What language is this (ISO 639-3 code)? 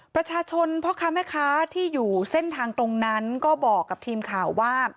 tha